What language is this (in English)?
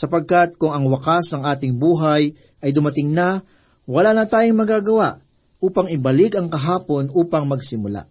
Filipino